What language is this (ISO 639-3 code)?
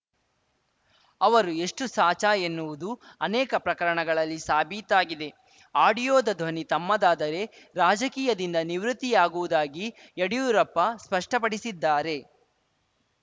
kan